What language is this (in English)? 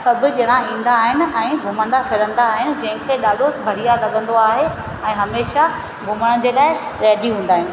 Sindhi